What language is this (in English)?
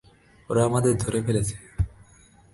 Bangla